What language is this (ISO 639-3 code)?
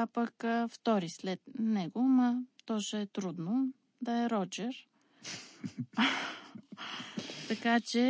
bul